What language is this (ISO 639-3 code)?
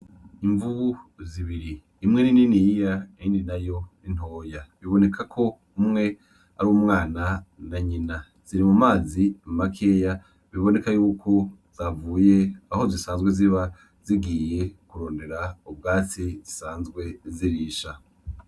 run